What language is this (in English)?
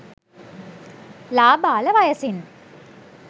Sinhala